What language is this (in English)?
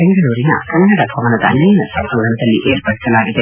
Kannada